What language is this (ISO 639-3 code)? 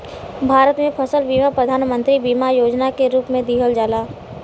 bho